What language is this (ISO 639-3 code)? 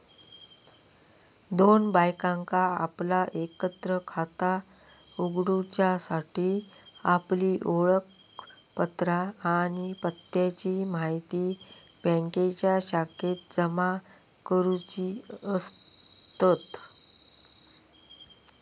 mar